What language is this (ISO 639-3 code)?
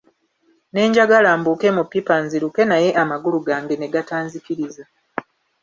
lug